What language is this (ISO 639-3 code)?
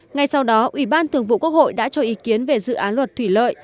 vie